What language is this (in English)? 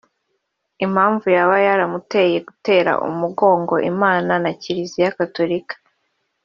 Kinyarwanda